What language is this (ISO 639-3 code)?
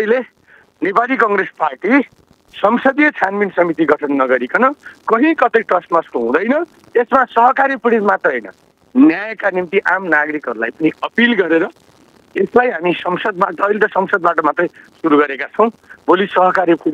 ron